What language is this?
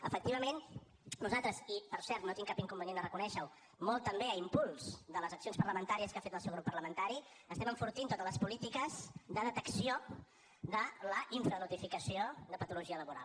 Catalan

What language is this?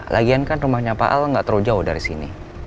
Indonesian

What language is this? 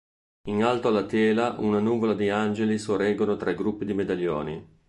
Italian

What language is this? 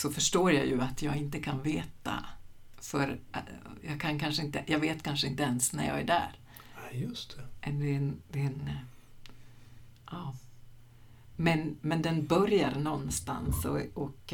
Swedish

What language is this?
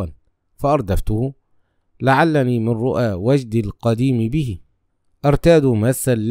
Arabic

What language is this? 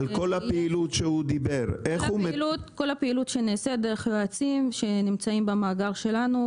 Hebrew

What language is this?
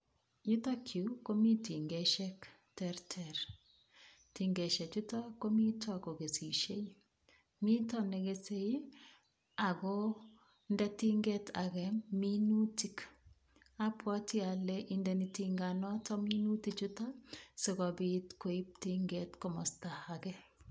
Kalenjin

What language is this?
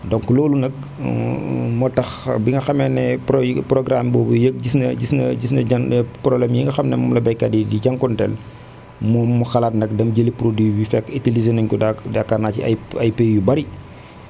Wolof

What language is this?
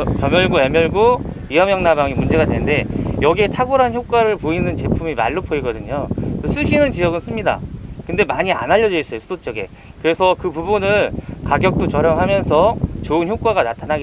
Korean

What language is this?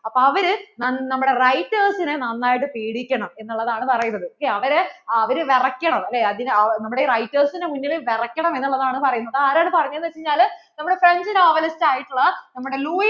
Malayalam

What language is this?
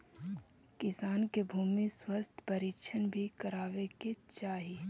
Magahi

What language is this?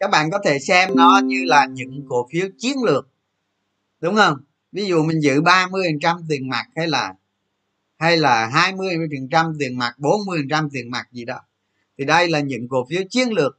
Vietnamese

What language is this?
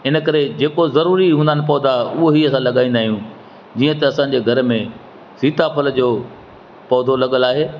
Sindhi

